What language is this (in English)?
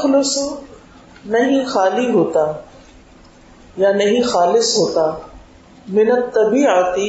Urdu